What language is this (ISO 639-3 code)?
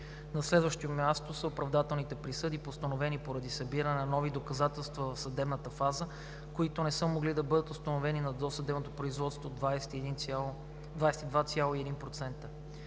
bul